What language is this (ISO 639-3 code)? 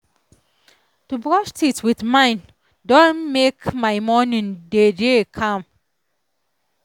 pcm